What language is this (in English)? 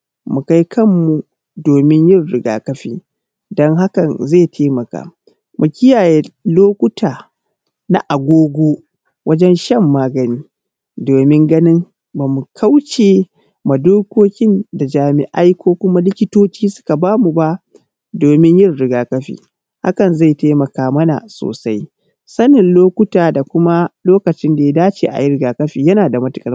Hausa